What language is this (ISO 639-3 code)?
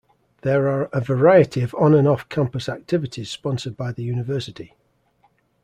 eng